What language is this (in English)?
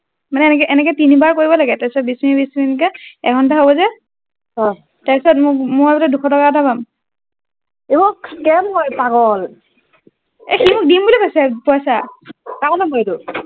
Assamese